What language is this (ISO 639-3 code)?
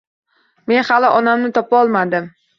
uzb